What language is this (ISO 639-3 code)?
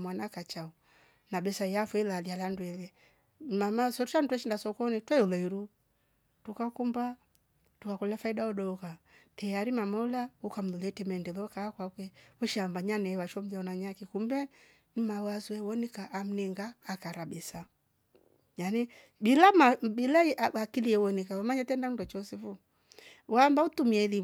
rof